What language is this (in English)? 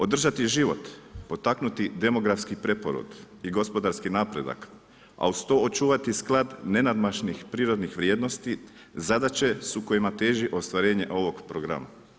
Croatian